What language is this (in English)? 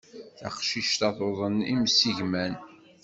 Kabyle